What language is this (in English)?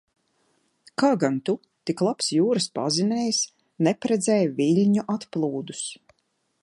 Latvian